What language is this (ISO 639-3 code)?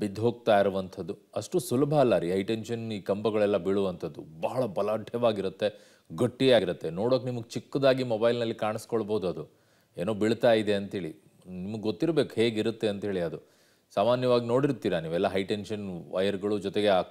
kan